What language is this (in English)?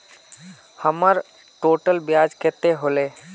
Magahi